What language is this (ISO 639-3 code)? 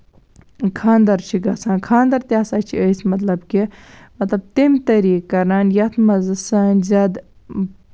kas